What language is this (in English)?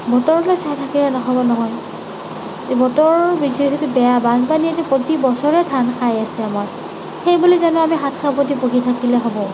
Assamese